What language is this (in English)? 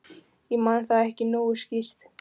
Icelandic